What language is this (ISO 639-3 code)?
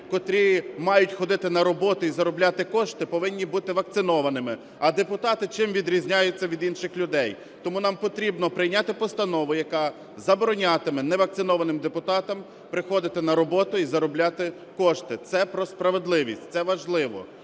ukr